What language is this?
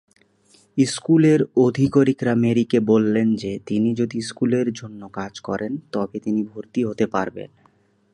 Bangla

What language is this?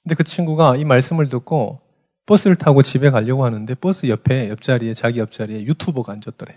Korean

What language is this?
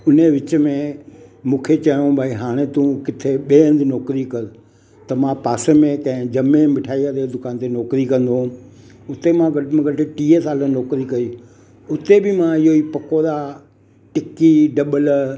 Sindhi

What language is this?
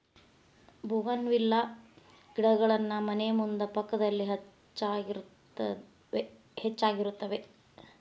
Kannada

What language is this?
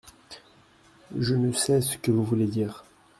French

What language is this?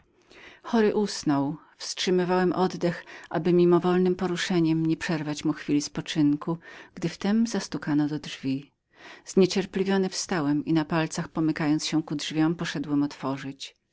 Polish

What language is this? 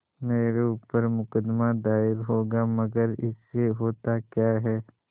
Hindi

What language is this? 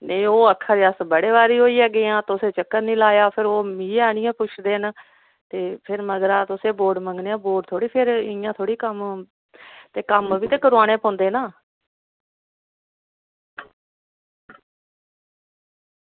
Dogri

